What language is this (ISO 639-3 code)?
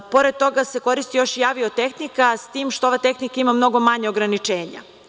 srp